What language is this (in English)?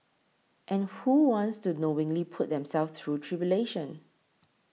English